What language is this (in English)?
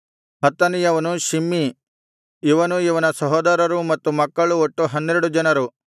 Kannada